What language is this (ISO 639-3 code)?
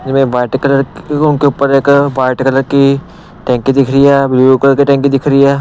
hin